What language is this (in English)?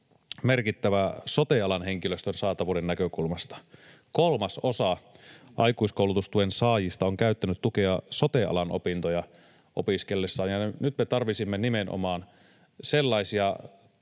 Finnish